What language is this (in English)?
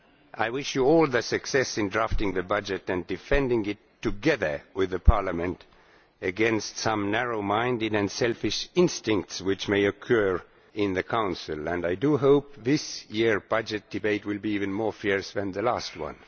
English